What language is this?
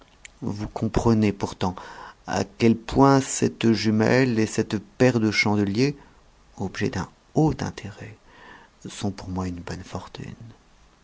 French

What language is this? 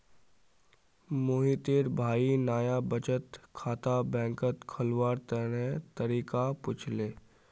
Magahi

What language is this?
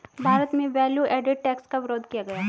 Hindi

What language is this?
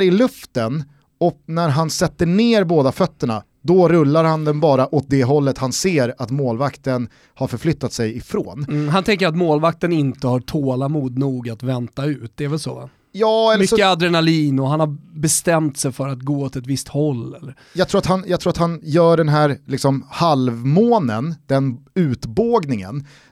Swedish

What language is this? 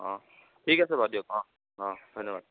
Assamese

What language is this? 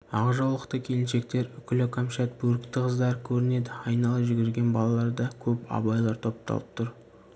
Kazakh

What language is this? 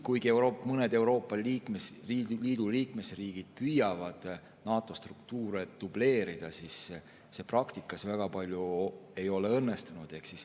Estonian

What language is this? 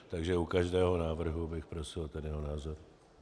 Czech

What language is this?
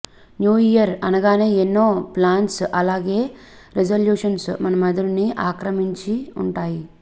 Telugu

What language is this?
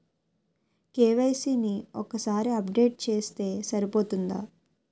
Telugu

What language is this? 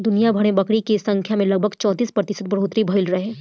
Bhojpuri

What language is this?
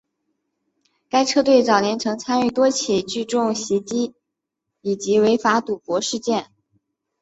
Chinese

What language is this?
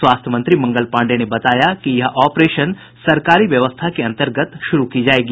Hindi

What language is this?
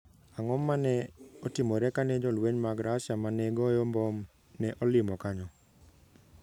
Luo (Kenya and Tanzania)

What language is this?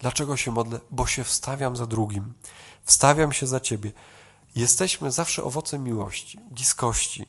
Polish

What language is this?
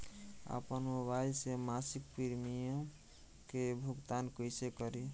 Bhojpuri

